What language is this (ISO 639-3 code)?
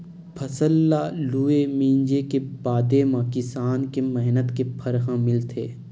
hne